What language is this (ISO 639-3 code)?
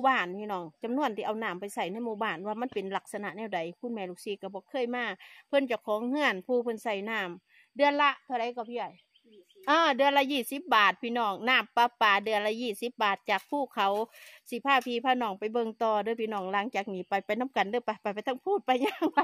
tha